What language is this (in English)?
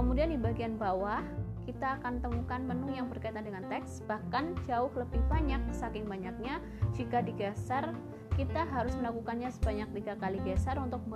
Indonesian